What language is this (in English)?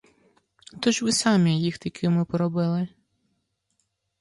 Ukrainian